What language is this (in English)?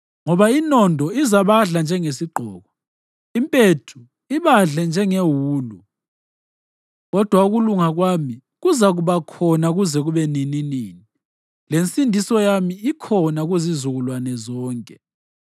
North Ndebele